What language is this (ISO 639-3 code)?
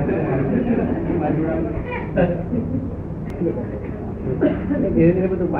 guj